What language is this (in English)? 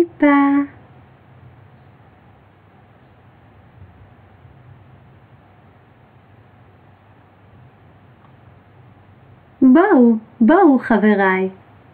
Hebrew